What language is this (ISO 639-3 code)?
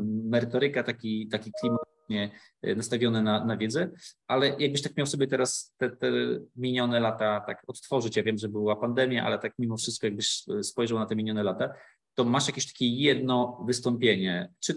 pol